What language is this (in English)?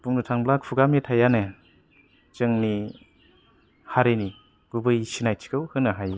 Bodo